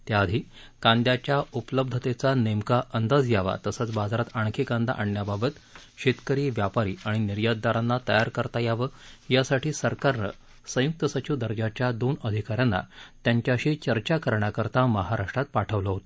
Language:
Marathi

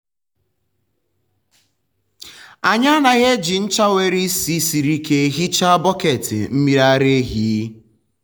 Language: Igbo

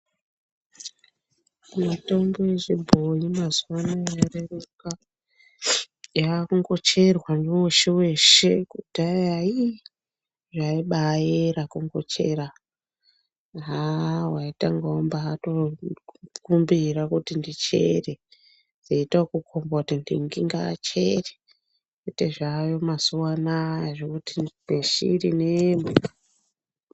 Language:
Ndau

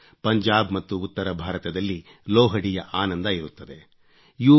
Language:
Kannada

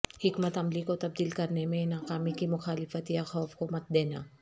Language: Urdu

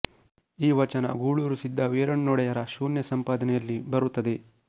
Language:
Kannada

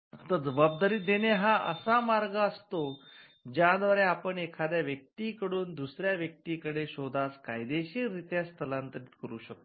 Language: Marathi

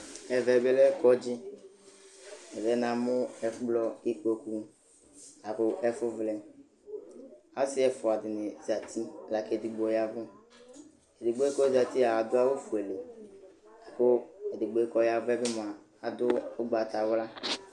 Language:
Ikposo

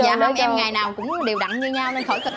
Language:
Vietnamese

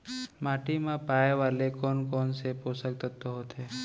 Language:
Chhattisgarhi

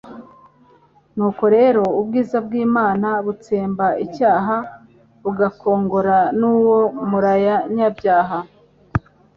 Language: Kinyarwanda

